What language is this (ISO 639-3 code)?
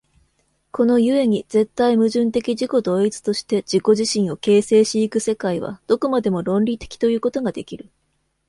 jpn